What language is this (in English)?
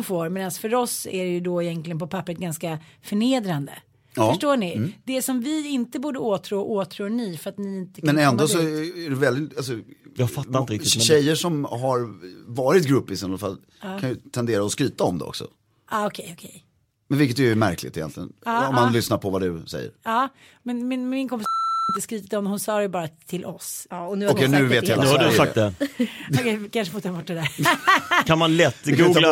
Swedish